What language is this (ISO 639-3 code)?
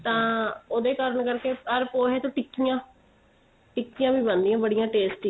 pan